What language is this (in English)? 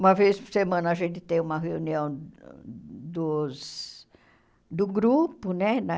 Portuguese